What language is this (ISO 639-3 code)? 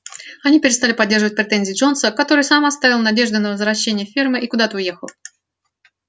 rus